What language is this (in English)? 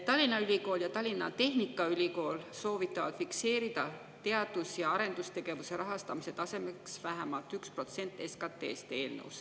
Estonian